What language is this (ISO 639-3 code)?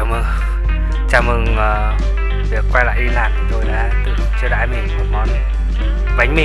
vie